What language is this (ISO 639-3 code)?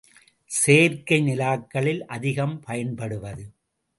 tam